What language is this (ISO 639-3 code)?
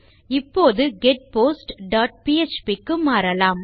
tam